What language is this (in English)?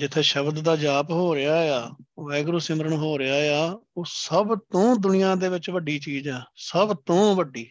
Punjabi